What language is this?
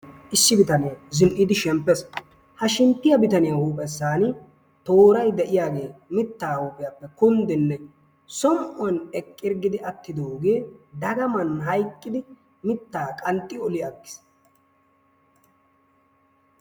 Wolaytta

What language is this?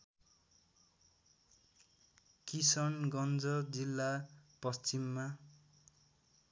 Nepali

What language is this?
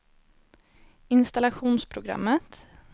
Swedish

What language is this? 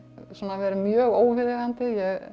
Icelandic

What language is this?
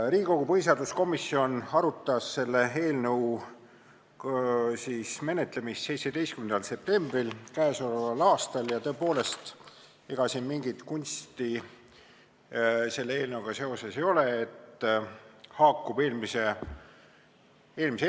Estonian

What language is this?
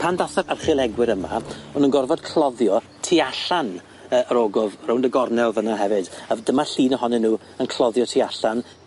Welsh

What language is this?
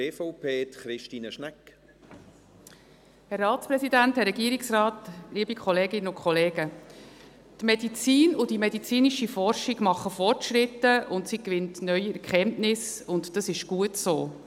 Swiss German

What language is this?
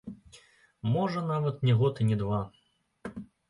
Belarusian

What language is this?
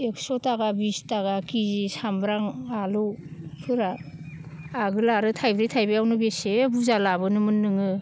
Bodo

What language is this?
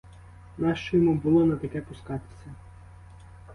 Ukrainian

